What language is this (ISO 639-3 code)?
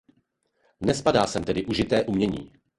ces